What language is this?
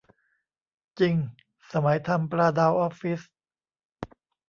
Thai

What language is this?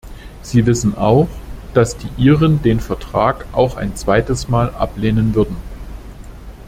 German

